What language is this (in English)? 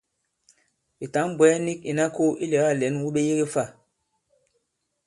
Bankon